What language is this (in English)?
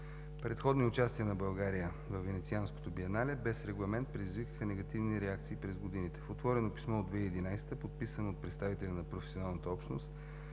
Bulgarian